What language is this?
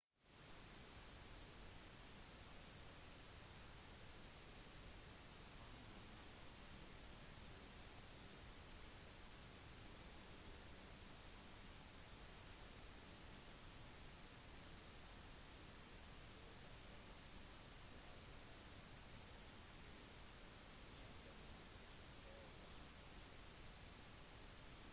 Norwegian Bokmål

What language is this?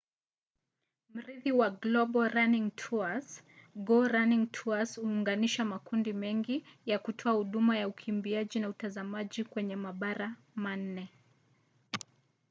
Swahili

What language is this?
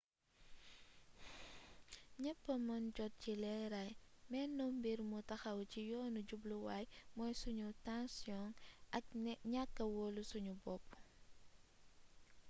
Wolof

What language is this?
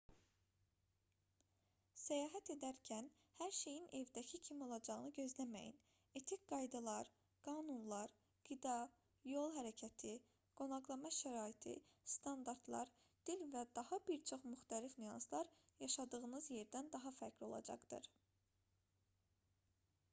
Azerbaijani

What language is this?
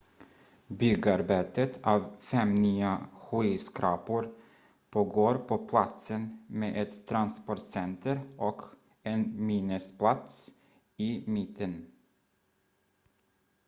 Swedish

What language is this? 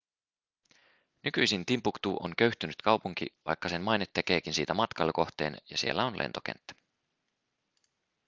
Finnish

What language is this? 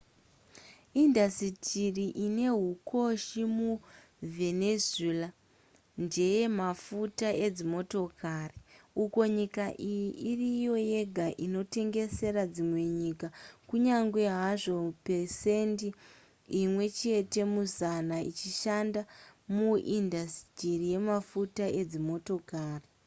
Shona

